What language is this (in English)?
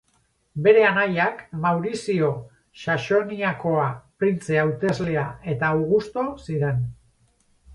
Basque